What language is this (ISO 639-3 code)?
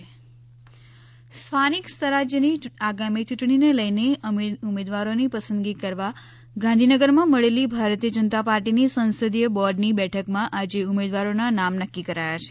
guj